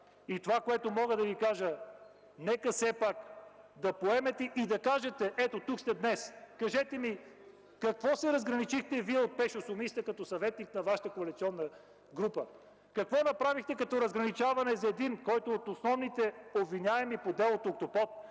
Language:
Bulgarian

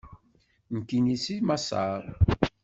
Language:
Kabyle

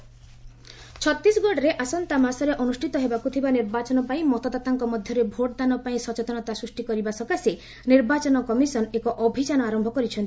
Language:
Odia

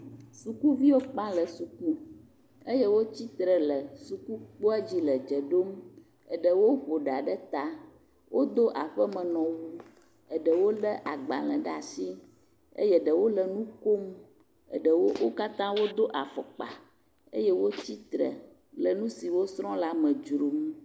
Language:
Ewe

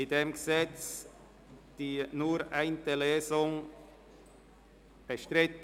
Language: Swiss German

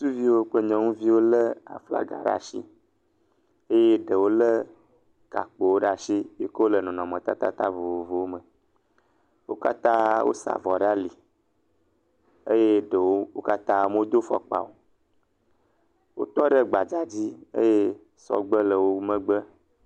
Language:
Ewe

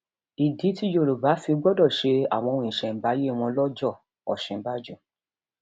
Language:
Yoruba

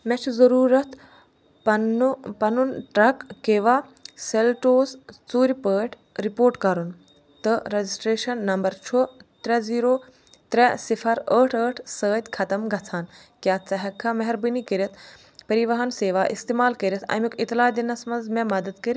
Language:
Kashmiri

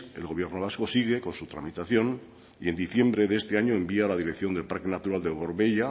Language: Spanish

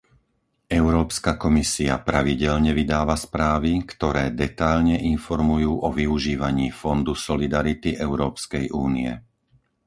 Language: Slovak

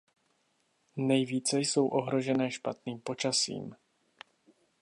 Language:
Czech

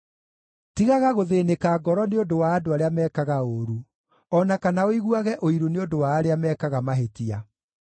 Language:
Kikuyu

